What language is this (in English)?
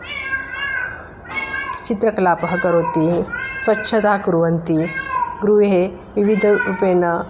Sanskrit